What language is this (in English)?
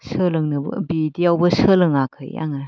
Bodo